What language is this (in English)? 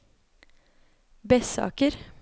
Norwegian